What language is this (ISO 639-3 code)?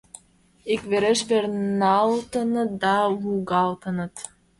chm